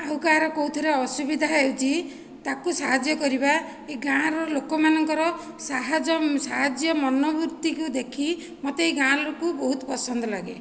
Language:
Odia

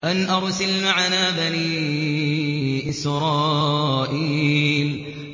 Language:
Arabic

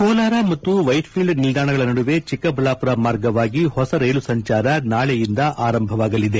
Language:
Kannada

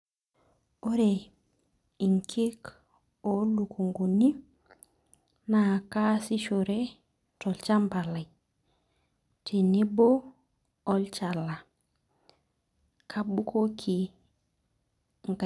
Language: Masai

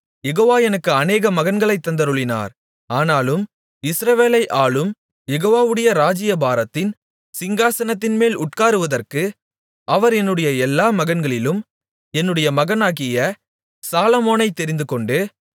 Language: Tamil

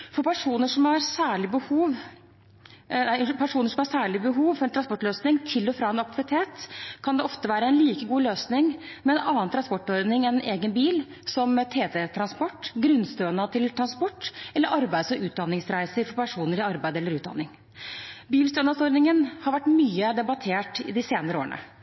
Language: Norwegian Bokmål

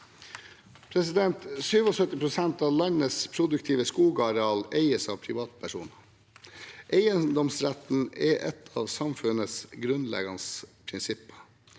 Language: Norwegian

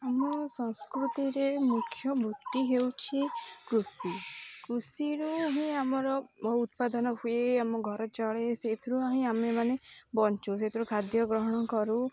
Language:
Odia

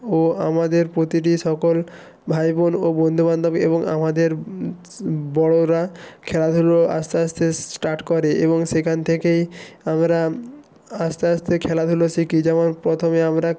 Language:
Bangla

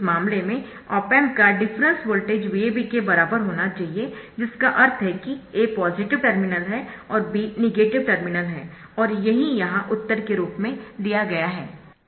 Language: Hindi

